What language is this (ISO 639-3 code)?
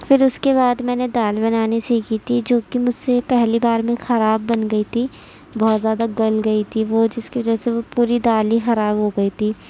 urd